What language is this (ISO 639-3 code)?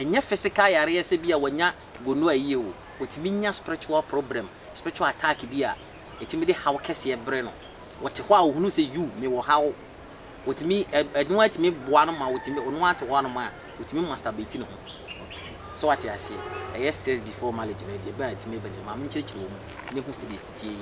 eng